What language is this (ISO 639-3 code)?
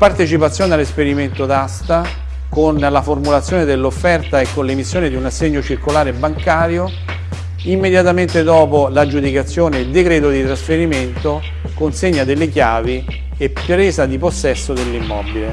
ita